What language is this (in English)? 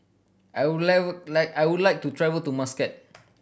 English